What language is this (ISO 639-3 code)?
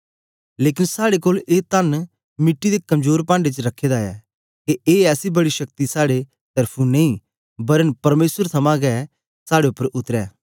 doi